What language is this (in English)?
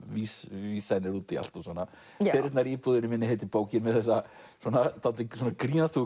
Icelandic